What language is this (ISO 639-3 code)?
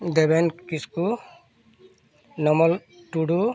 sat